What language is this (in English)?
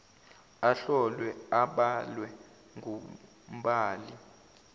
Zulu